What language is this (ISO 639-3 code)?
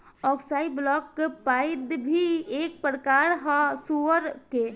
bho